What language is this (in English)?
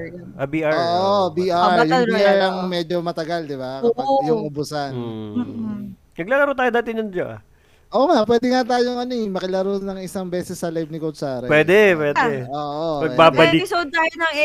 Filipino